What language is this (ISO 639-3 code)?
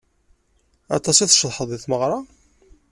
kab